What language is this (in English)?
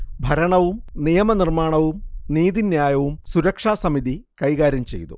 Malayalam